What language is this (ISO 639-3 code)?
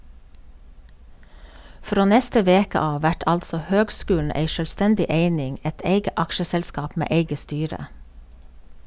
nor